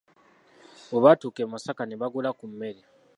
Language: Ganda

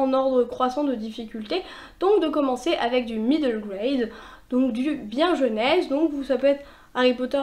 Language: French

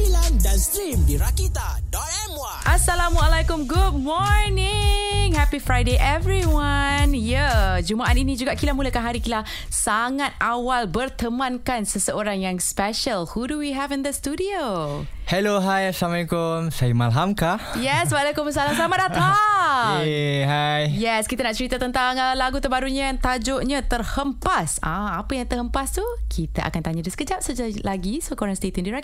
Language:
Malay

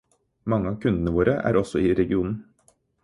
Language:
Norwegian Bokmål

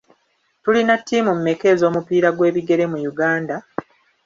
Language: Ganda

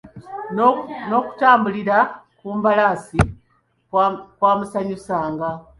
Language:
Ganda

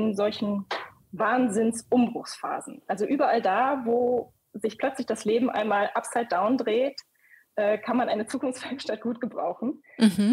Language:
German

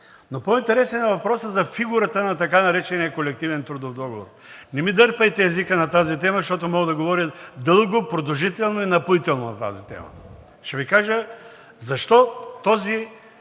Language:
Bulgarian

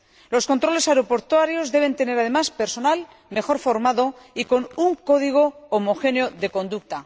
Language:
Spanish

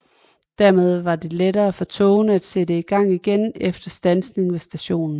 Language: Danish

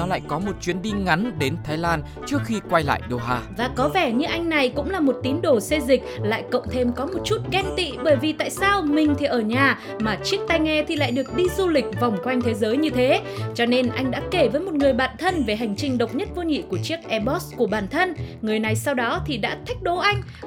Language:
Vietnamese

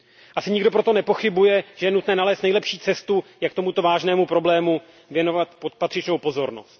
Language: Czech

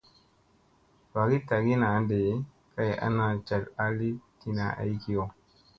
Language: Musey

